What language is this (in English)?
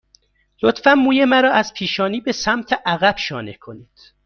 Persian